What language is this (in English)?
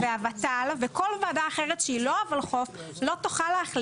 Hebrew